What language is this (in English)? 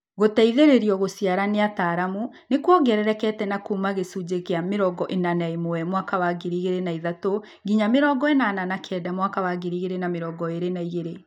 Kikuyu